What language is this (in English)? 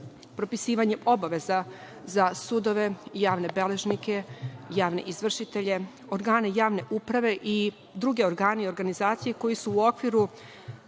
Serbian